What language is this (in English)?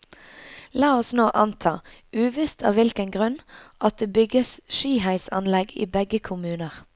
Norwegian